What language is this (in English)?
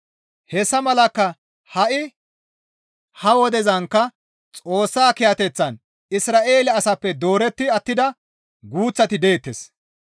Gamo